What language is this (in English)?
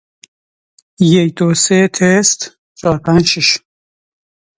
Persian